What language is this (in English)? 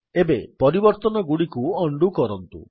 Odia